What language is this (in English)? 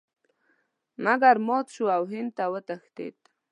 Pashto